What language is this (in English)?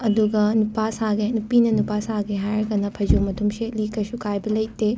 Manipuri